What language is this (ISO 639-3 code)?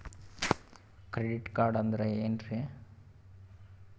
kan